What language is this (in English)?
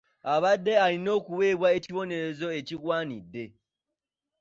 Ganda